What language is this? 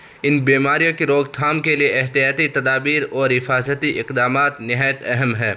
Urdu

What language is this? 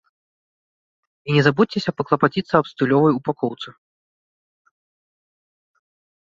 Belarusian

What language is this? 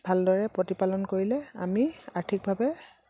Assamese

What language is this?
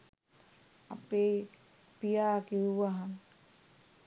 Sinhala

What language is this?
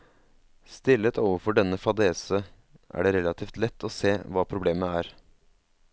Norwegian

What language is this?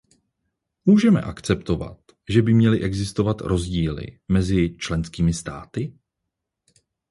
Czech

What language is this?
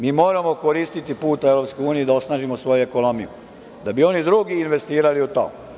Serbian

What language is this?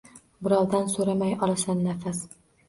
Uzbek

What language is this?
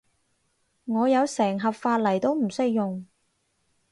Cantonese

